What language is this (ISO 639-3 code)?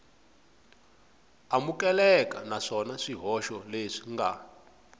tso